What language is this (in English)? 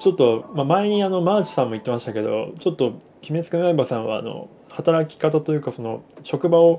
Japanese